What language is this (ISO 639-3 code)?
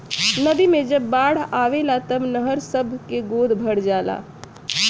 bho